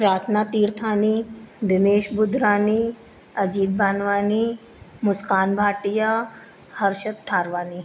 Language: Sindhi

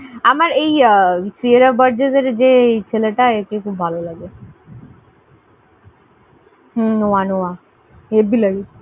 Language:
Bangla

